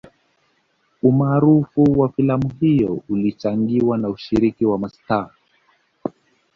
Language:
Swahili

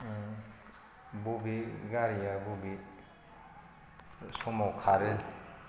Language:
Bodo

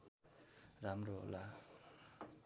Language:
Nepali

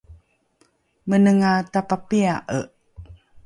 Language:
Rukai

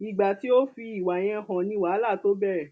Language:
Yoruba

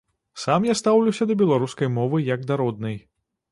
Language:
Belarusian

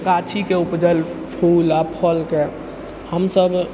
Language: Maithili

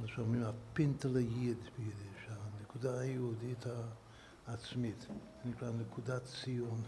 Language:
Hebrew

